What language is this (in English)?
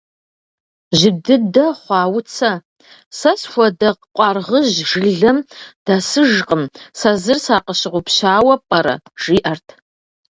Kabardian